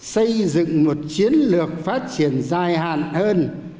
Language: Vietnamese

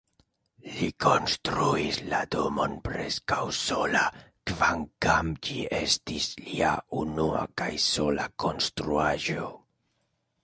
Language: Esperanto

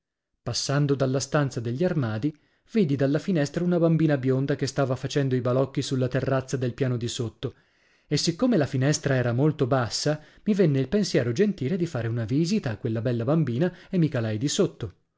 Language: Italian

